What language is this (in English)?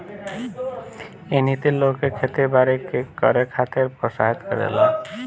Bhojpuri